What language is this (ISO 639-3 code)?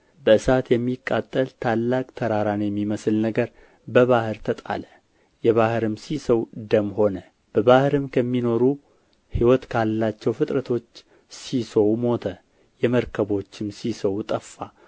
amh